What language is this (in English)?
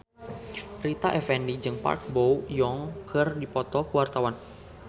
Sundanese